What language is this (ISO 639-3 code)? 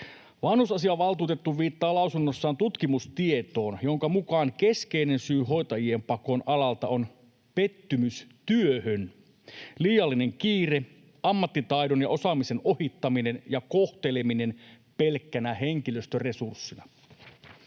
fin